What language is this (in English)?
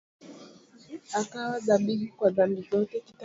Swahili